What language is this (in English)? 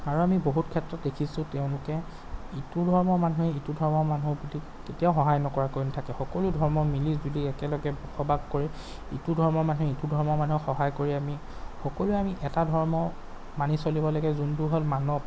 Assamese